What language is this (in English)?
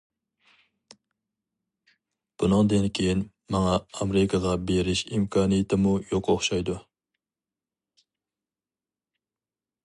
Uyghur